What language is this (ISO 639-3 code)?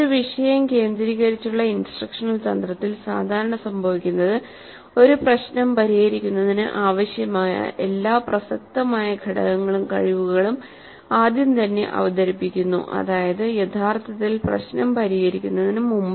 mal